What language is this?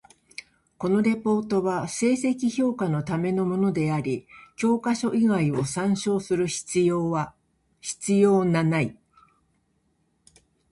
Japanese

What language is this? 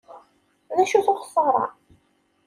Kabyle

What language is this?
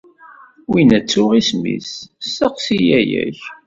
Kabyle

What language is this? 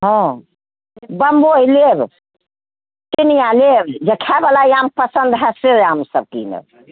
Maithili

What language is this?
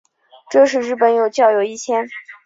Chinese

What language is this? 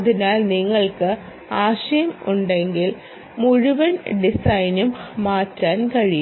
Malayalam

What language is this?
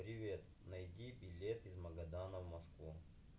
Russian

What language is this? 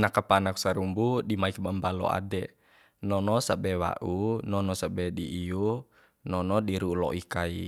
Bima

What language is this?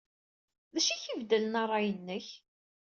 Kabyle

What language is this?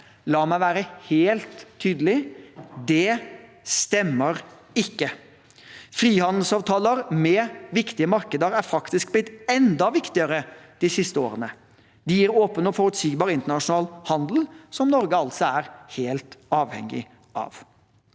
Norwegian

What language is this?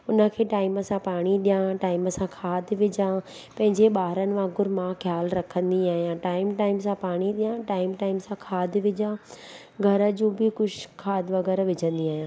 Sindhi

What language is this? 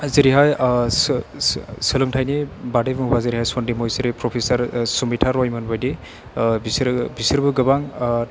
Bodo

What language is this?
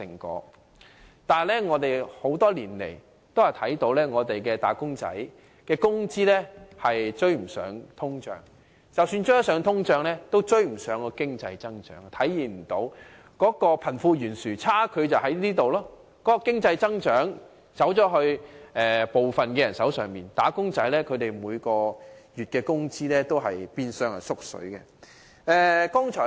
Cantonese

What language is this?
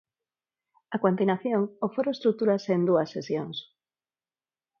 Galician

